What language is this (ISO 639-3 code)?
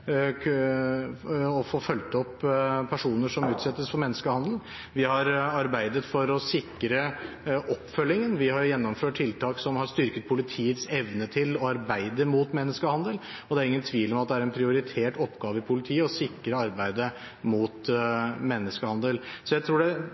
nob